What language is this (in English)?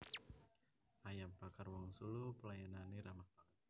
Javanese